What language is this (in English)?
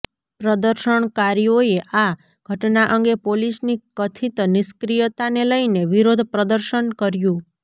Gujarati